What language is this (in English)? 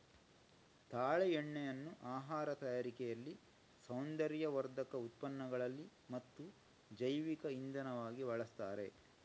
Kannada